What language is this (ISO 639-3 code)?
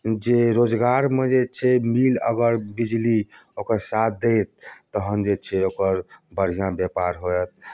mai